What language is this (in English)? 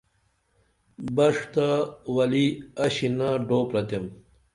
Dameli